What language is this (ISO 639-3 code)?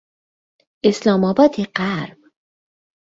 fas